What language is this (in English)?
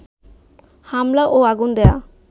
Bangla